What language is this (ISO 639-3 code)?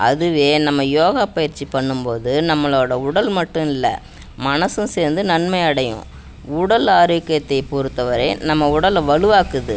tam